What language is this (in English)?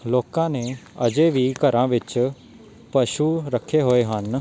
Punjabi